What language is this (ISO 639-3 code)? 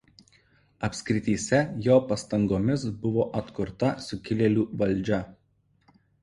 lit